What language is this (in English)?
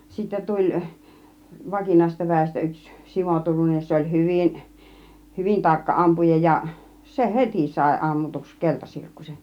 Finnish